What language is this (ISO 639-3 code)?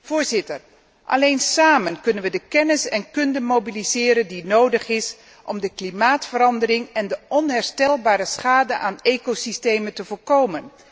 nld